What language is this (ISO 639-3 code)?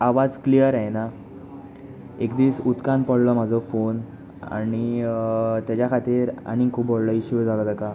kok